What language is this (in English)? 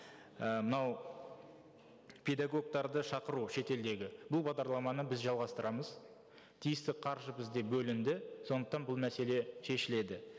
Kazakh